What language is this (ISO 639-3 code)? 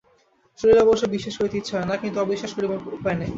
ben